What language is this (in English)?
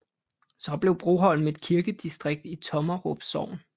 Danish